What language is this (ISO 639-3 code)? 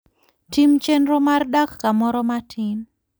luo